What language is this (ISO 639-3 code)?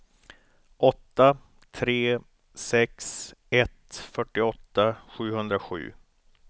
swe